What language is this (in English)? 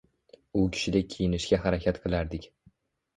Uzbek